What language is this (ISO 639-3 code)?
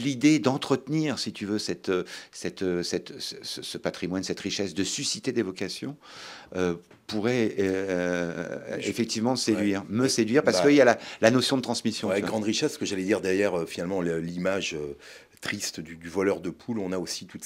fra